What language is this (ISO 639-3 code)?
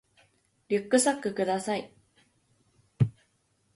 jpn